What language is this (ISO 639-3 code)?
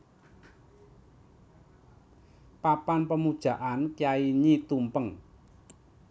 jav